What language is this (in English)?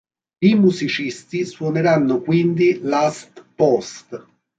Italian